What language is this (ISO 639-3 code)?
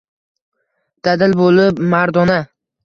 uzb